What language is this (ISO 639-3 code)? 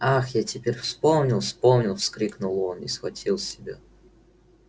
rus